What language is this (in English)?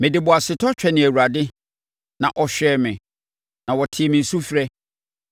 Akan